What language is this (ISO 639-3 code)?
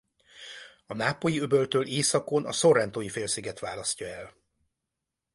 hun